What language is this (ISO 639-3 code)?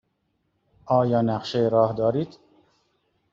fas